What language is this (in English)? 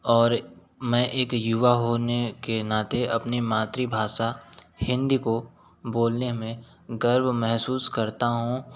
Hindi